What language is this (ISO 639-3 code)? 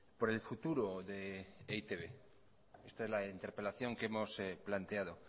spa